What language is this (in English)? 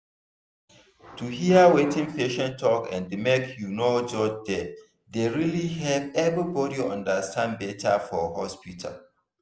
Nigerian Pidgin